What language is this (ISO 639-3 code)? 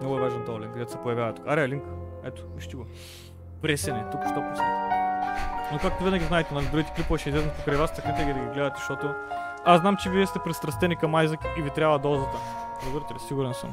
bul